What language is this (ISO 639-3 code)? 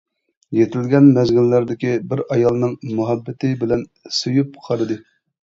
uig